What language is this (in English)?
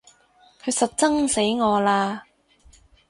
Cantonese